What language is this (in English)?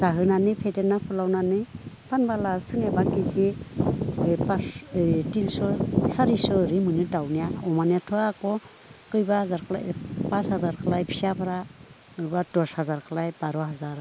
Bodo